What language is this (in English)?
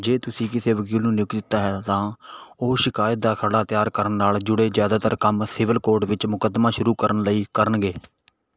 Punjabi